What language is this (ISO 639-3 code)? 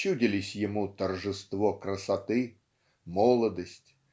rus